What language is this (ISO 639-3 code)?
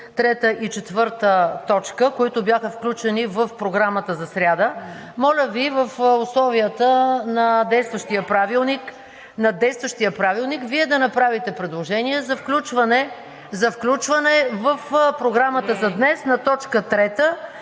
bul